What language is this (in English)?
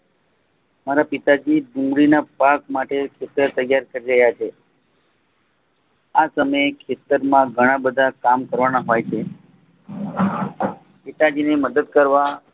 Gujarati